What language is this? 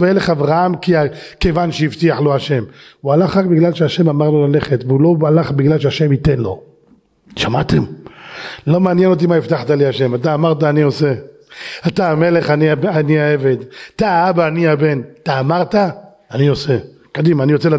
Hebrew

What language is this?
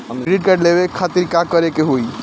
Bhojpuri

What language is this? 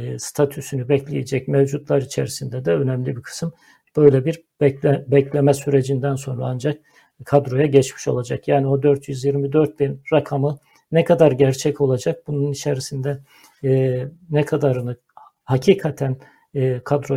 Turkish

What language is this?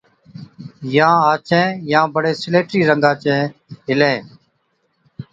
Od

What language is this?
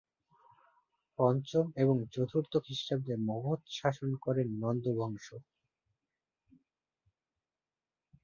Bangla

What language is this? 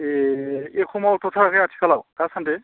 Bodo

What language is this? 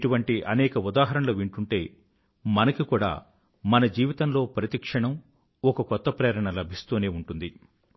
Telugu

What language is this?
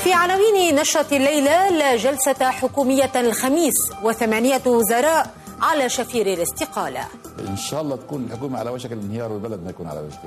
Italian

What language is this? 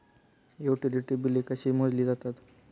Marathi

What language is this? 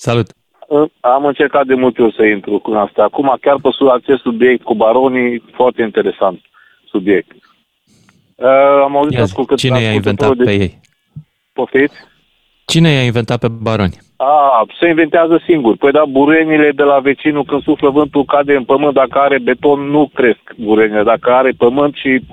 Romanian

